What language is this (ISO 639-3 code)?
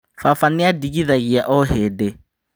kik